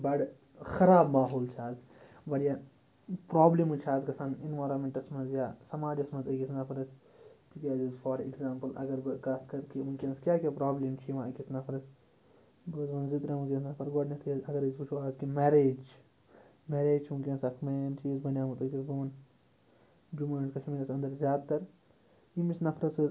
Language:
Kashmiri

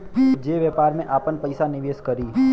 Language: Bhojpuri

